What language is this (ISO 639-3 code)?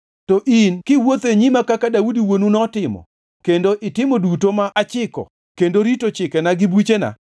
luo